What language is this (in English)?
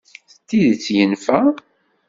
Kabyle